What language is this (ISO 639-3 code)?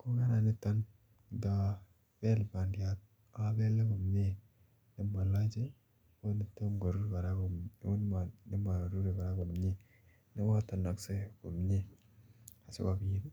kln